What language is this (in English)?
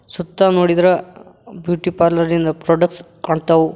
Kannada